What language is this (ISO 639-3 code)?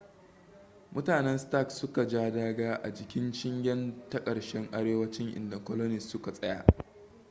hau